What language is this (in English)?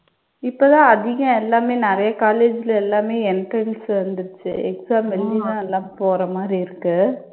Tamil